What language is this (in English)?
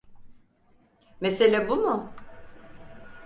Turkish